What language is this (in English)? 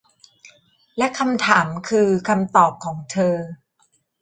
Thai